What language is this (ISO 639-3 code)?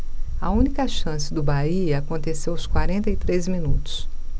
por